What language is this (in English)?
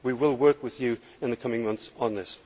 English